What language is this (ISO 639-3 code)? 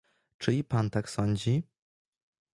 pol